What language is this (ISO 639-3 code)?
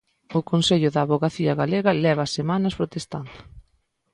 glg